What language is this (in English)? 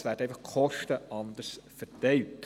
Swiss German